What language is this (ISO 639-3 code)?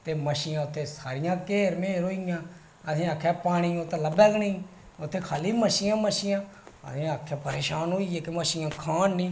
doi